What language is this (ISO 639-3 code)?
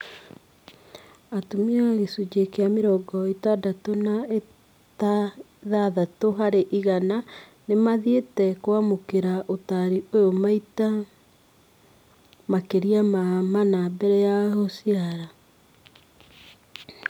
kik